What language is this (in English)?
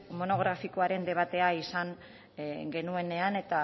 Basque